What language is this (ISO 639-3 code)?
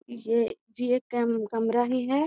mag